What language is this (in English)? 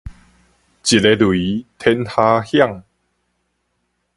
Min Nan Chinese